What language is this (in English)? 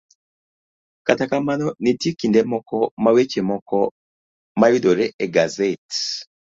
Luo (Kenya and Tanzania)